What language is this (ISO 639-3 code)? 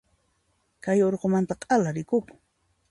qxp